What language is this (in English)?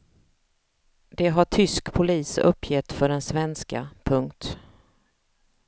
Swedish